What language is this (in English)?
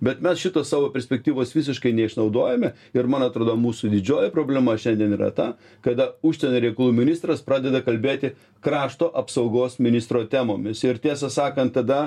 Lithuanian